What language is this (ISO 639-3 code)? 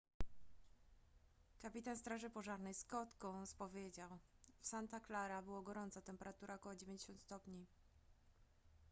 pol